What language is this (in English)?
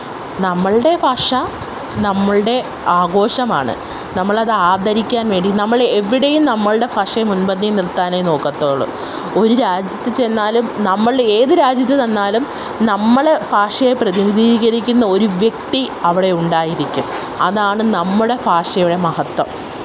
Malayalam